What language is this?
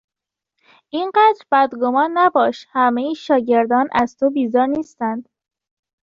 Persian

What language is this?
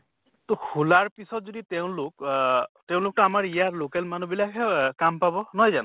Assamese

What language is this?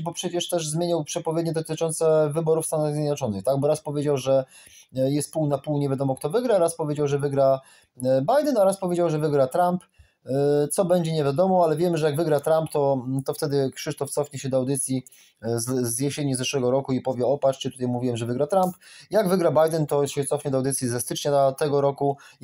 Polish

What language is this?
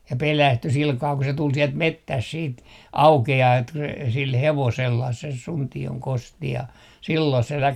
Finnish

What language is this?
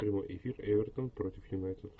Russian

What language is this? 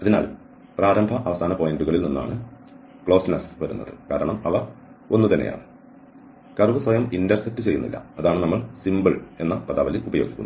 Malayalam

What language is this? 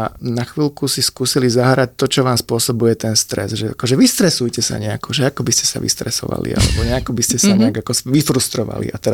Slovak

